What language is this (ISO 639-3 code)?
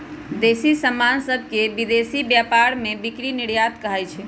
mag